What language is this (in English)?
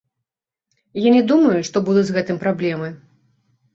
Belarusian